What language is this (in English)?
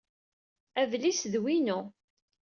Kabyle